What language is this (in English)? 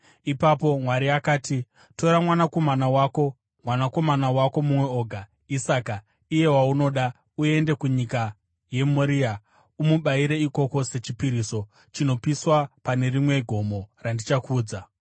Shona